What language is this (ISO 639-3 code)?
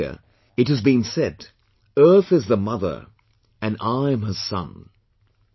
eng